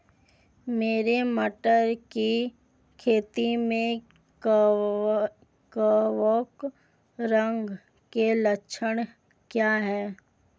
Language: Hindi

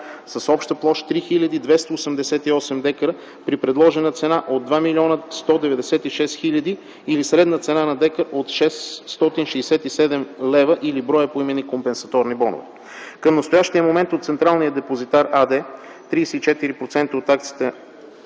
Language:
Bulgarian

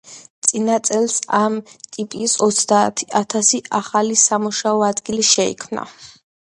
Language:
Georgian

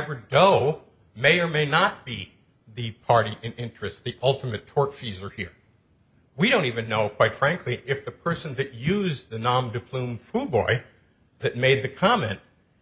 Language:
English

